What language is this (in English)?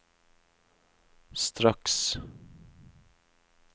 Norwegian